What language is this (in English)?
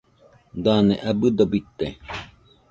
Nüpode Huitoto